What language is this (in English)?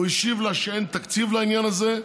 Hebrew